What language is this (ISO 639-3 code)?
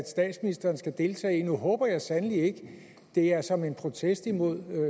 dan